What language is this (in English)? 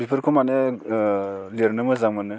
Bodo